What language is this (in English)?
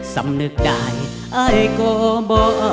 Thai